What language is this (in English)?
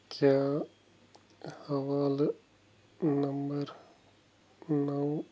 Kashmiri